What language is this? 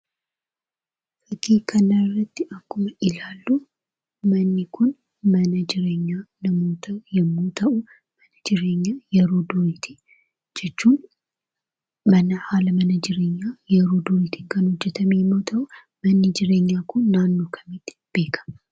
Oromo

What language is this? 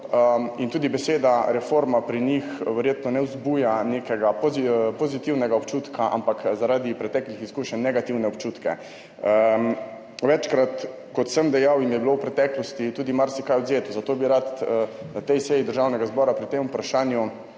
Slovenian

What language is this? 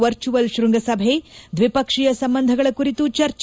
Kannada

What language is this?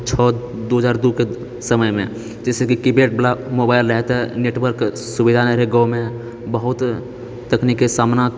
Maithili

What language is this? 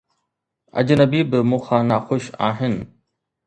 Sindhi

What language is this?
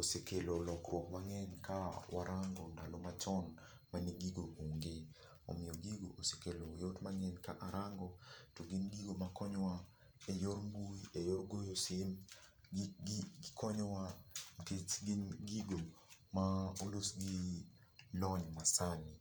Luo (Kenya and Tanzania)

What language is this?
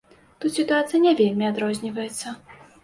Belarusian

